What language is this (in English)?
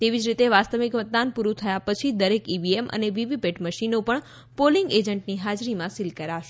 Gujarati